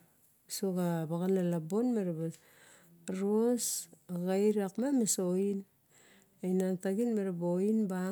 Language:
Barok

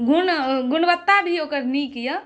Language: Maithili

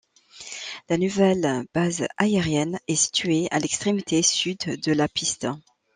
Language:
French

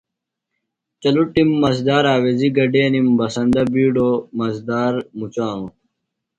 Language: Phalura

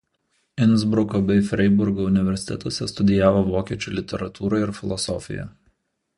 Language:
Lithuanian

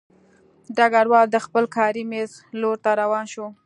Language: Pashto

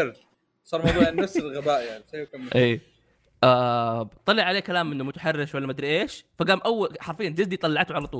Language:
Arabic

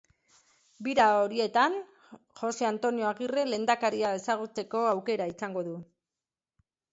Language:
Basque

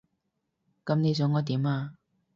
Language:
Cantonese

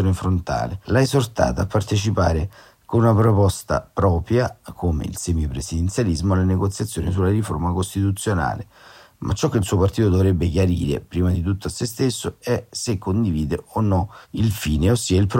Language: Italian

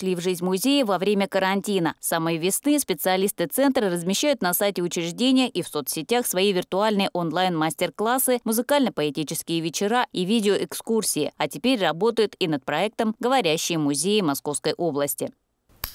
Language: Russian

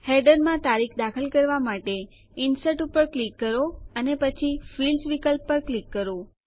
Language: Gujarati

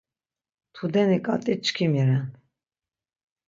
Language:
Laz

